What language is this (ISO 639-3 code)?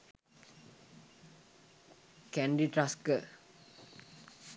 sin